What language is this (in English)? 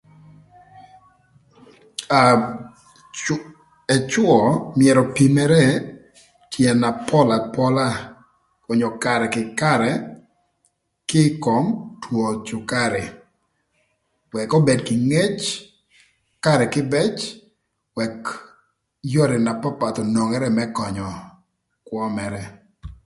Thur